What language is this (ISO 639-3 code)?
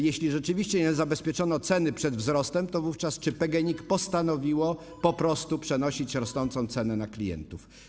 pol